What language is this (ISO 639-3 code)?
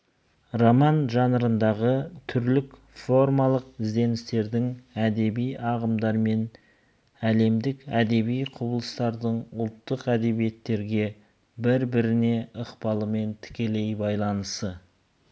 kaz